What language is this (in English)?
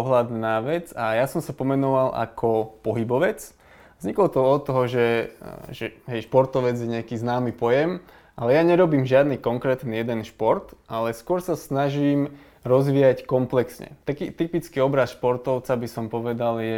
Slovak